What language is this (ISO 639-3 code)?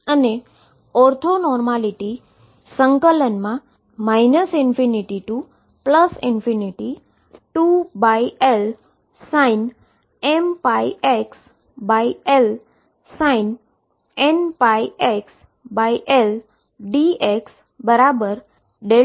guj